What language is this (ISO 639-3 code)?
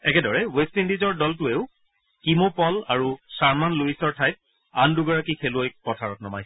asm